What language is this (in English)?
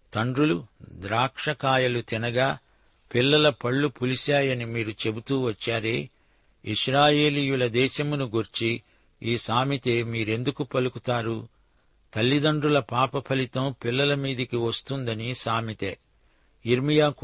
Telugu